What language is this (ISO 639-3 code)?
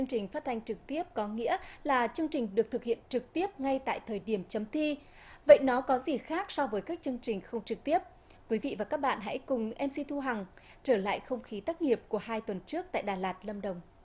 vie